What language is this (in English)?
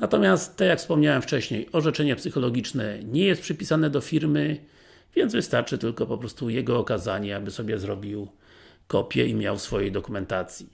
Polish